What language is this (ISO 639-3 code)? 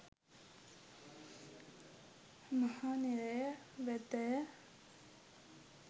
sin